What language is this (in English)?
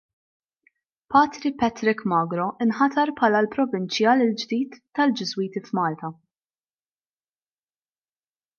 Maltese